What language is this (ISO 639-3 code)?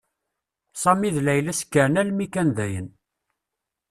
kab